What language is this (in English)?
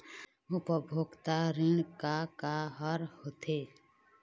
Chhattisgarhi